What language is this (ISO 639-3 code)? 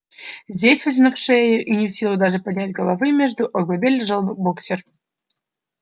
rus